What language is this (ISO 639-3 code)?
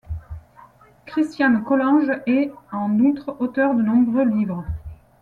fra